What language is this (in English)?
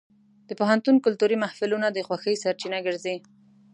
Pashto